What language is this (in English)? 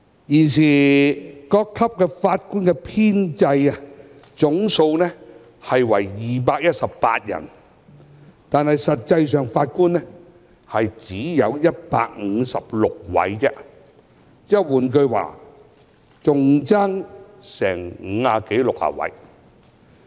Cantonese